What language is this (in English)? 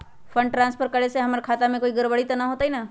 Magahi